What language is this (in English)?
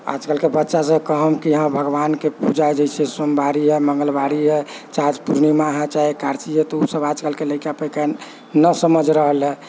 Maithili